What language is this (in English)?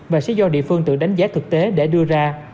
Vietnamese